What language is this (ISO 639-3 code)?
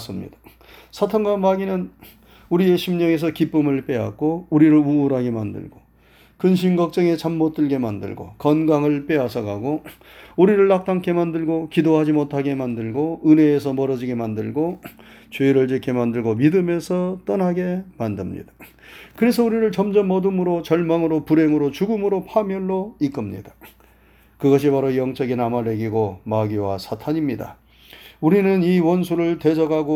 kor